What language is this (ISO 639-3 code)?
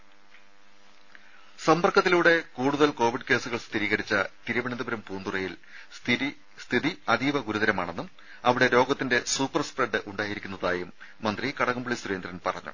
mal